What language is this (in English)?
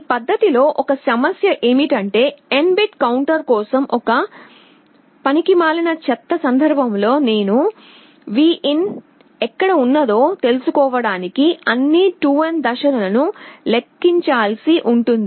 Telugu